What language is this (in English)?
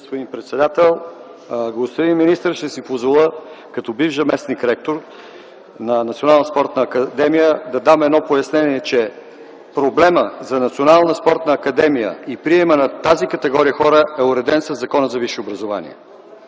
Bulgarian